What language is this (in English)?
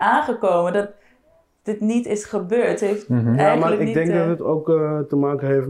Dutch